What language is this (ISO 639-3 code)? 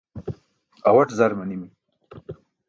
bsk